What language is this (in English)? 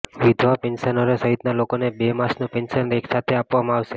Gujarati